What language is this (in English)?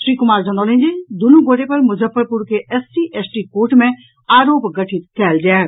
Maithili